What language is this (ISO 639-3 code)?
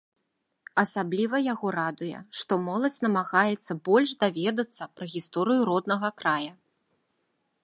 bel